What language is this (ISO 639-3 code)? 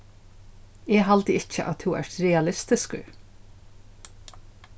fao